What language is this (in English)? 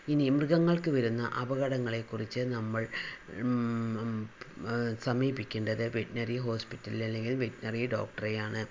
Malayalam